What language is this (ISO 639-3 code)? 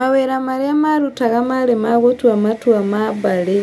kik